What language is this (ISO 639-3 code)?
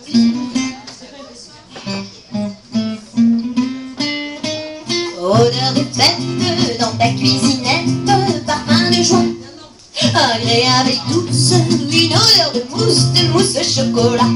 fra